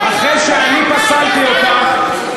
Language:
Hebrew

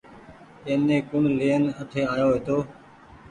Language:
Goaria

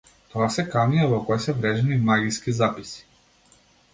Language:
Macedonian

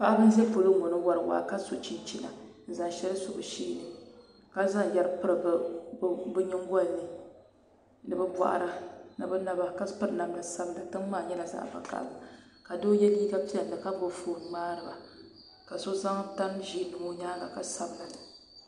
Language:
Dagbani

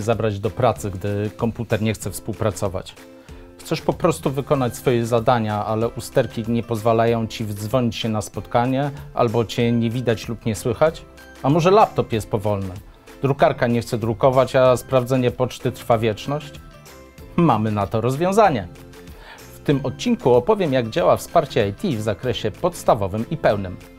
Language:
Polish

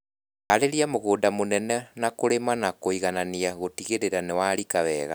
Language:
Kikuyu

